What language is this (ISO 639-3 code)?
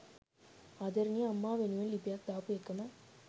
sin